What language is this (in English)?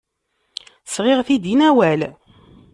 Kabyle